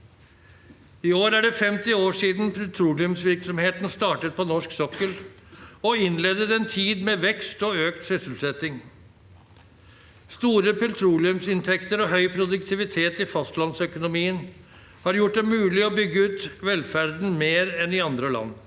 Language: Norwegian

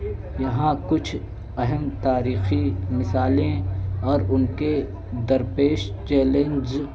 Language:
Urdu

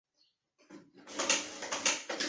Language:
Chinese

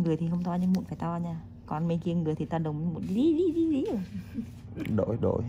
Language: Vietnamese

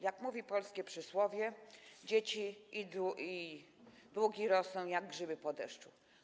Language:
Polish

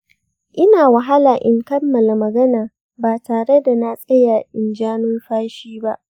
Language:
Hausa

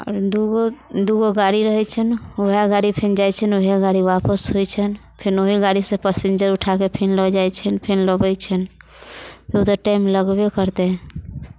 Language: Maithili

